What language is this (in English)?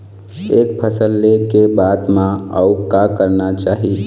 Chhattisgarhi